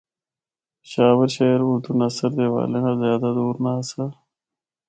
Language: Northern Hindko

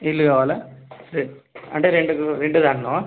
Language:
Telugu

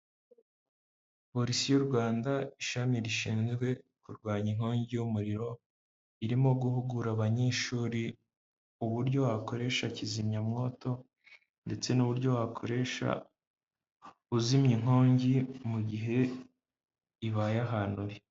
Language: Kinyarwanda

